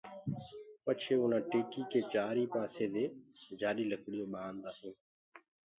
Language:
Gurgula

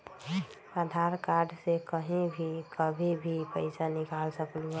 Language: Magahi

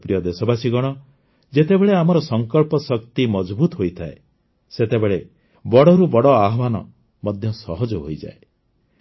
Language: Odia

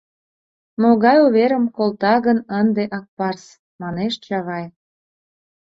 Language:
Mari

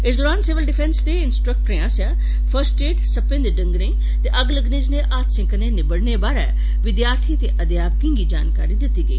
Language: Dogri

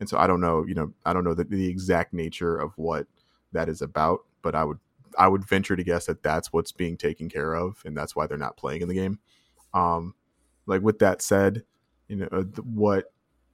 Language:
English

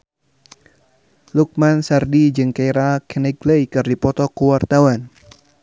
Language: Sundanese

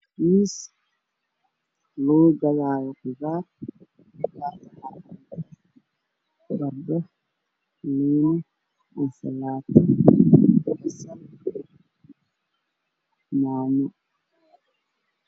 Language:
Somali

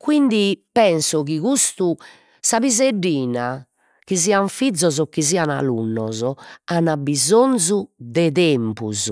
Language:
Sardinian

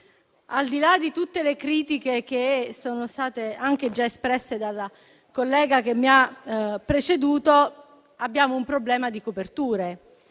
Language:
Italian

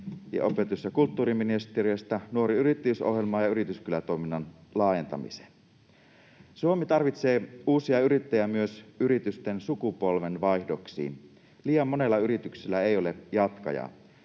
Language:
Finnish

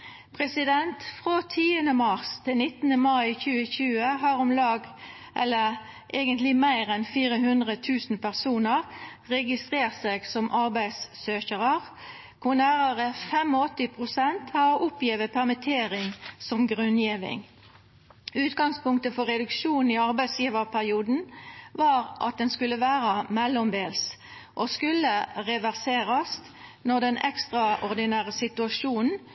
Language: Norwegian Nynorsk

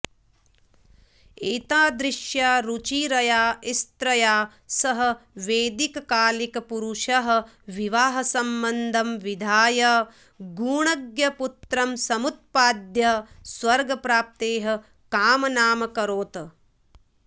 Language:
Sanskrit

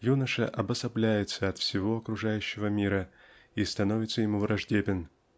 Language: Russian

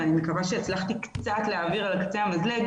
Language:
Hebrew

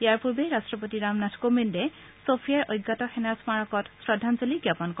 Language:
Assamese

